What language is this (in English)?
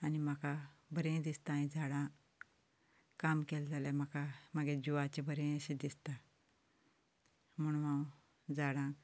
Konkani